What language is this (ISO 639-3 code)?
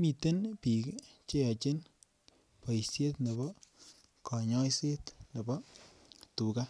kln